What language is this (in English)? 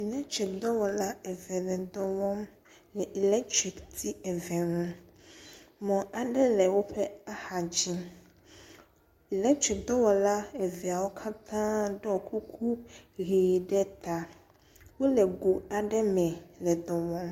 Ewe